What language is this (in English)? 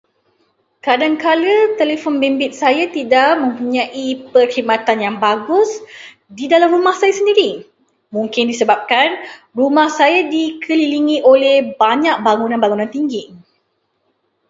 Malay